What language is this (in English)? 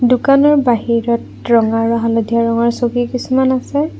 Assamese